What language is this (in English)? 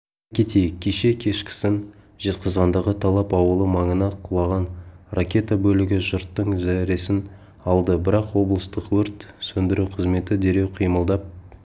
Kazakh